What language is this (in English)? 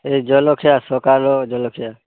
Odia